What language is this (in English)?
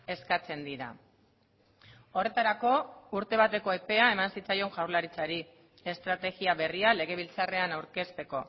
Basque